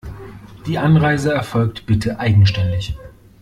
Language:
German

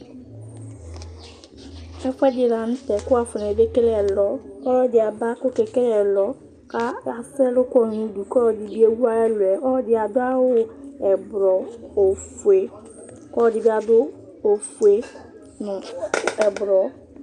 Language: Ikposo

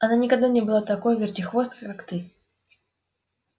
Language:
Russian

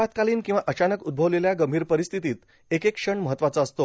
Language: Marathi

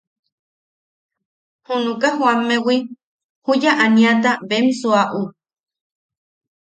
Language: Yaqui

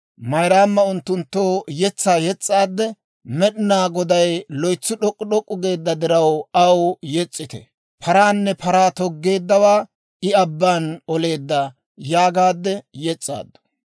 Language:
Dawro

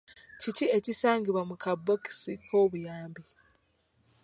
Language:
Ganda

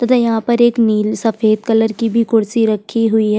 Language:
Hindi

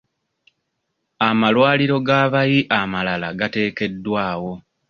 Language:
Ganda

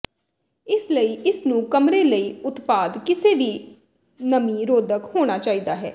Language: Punjabi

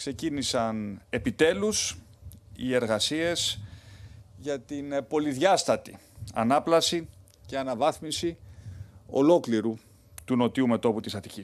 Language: Greek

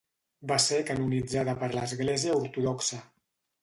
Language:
Catalan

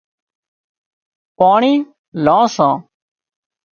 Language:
Wadiyara Koli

